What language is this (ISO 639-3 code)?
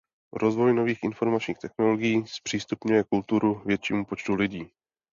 ces